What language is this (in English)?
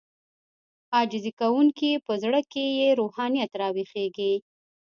Pashto